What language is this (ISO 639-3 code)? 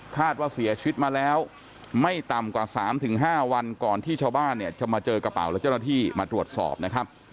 tha